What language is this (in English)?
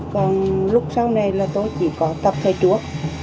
Vietnamese